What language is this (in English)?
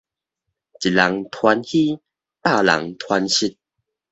Min Nan Chinese